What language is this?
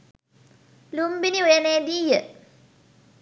Sinhala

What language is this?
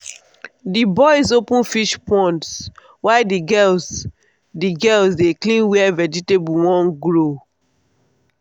Nigerian Pidgin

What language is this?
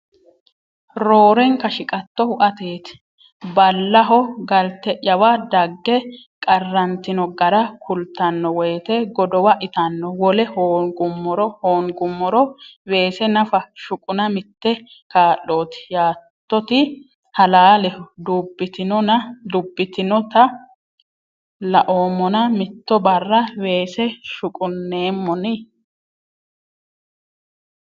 Sidamo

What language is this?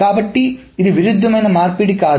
Telugu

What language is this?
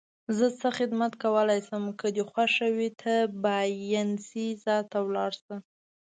Pashto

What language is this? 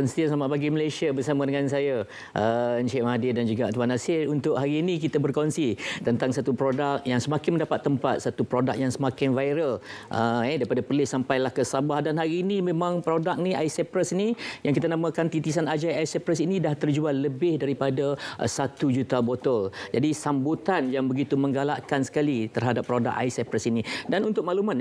Malay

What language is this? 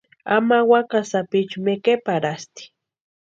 Western Highland Purepecha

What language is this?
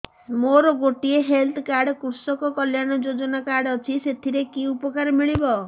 Odia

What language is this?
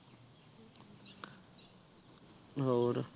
Punjabi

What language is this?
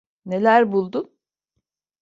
Turkish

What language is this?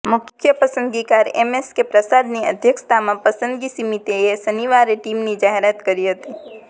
Gujarati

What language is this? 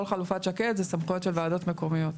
Hebrew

